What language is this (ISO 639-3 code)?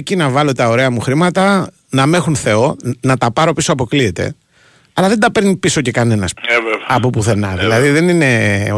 ell